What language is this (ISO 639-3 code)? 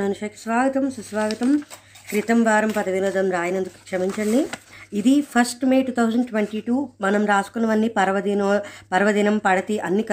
tel